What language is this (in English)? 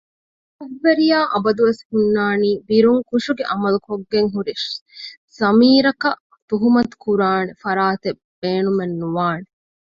Divehi